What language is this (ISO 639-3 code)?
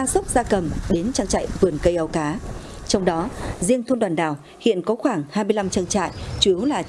vie